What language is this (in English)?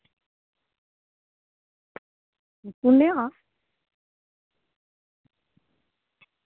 Dogri